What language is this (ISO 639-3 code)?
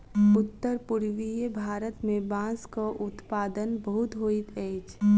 mai